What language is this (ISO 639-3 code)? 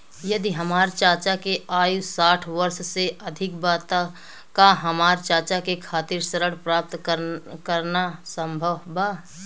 bho